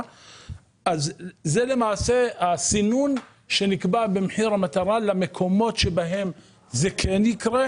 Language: Hebrew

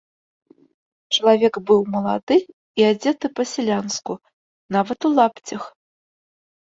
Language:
Belarusian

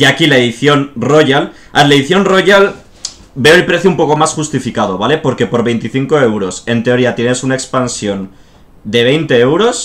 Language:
Spanish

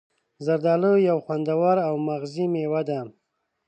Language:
Pashto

